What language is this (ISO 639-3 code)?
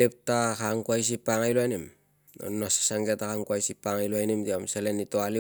lcm